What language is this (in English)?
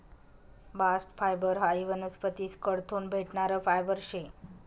Marathi